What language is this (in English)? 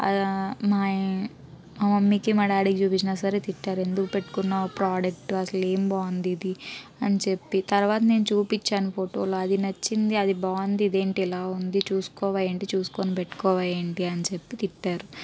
Telugu